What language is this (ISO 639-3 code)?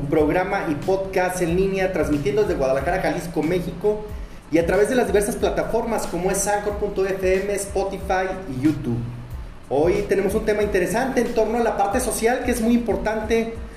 spa